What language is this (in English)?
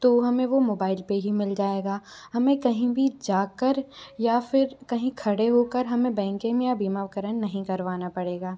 Hindi